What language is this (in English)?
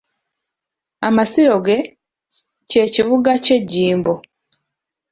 Ganda